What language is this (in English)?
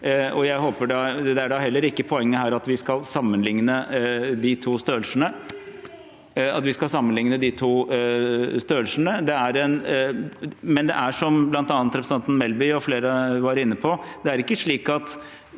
Norwegian